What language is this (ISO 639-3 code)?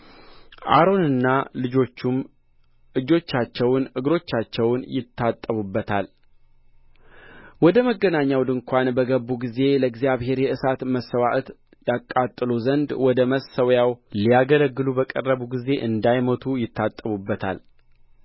amh